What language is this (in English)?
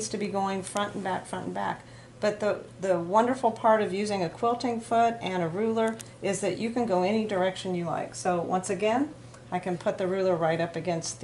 English